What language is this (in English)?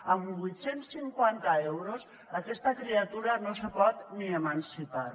Catalan